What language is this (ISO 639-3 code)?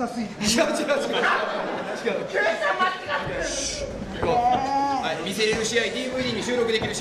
jpn